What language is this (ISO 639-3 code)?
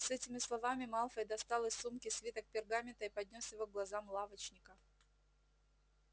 rus